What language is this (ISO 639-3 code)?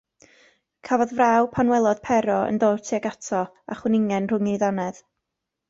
cym